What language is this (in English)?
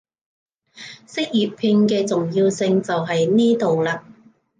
Cantonese